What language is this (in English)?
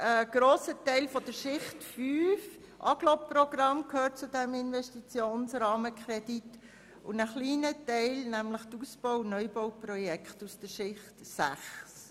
Swiss German